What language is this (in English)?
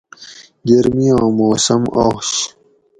Gawri